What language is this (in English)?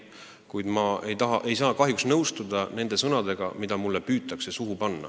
Estonian